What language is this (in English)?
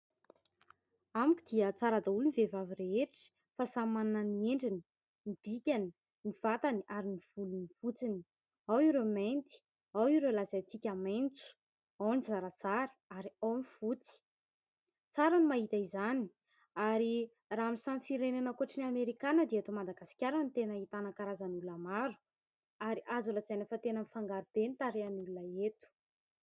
Malagasy